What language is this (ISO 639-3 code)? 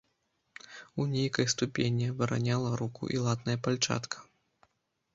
bel